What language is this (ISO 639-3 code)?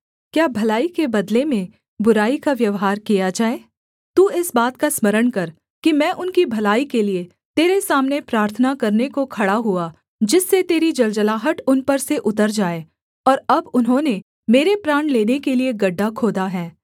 hin